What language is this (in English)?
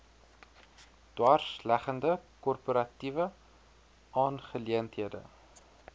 Afrikaans